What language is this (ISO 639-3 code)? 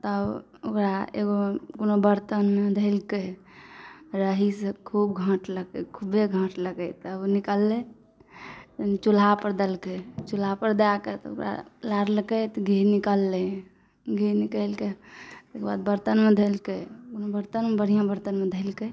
mai